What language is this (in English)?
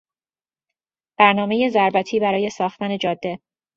Persian